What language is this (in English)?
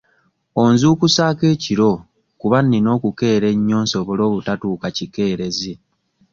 Ganda